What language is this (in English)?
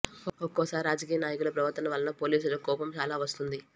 Telugu